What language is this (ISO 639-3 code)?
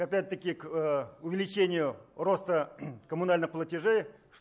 rus